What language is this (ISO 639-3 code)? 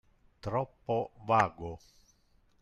ita